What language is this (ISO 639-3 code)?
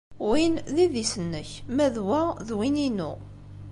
kab